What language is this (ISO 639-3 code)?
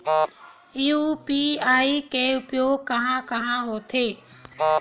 hne